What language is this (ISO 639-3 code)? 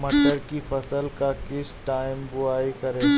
hin